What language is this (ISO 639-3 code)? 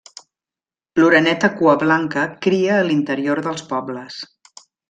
cat